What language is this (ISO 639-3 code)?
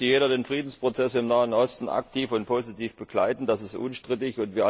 deu